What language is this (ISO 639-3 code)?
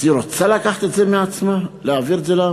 heb